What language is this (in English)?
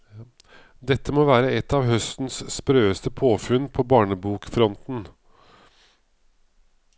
Norwegian